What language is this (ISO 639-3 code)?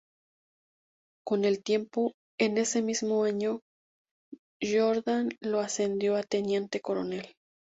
spa